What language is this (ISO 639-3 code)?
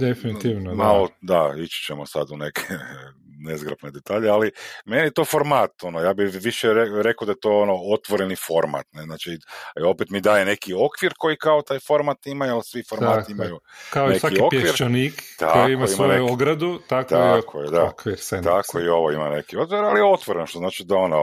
hrv